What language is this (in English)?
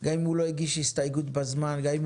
Hebrew